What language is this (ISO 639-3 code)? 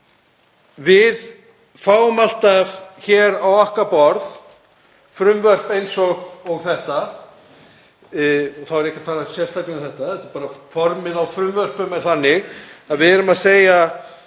isl